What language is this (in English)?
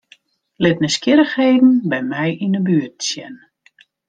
Western Frisian